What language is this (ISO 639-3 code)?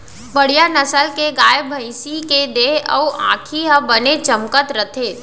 hne